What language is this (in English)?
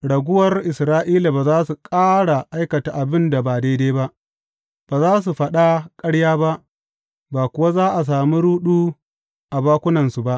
Hausa